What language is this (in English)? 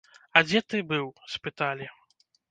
Belarusian